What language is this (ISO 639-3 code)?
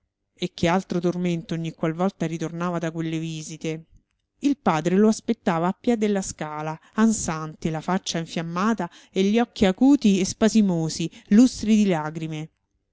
ita